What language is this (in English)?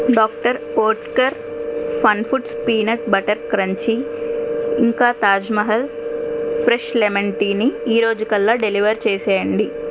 Telugu